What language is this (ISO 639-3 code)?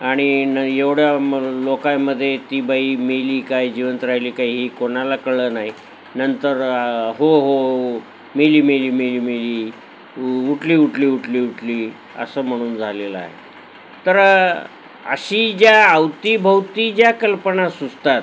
mar